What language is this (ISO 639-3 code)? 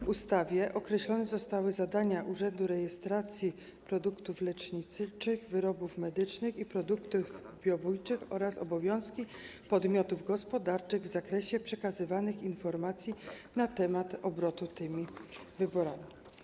pol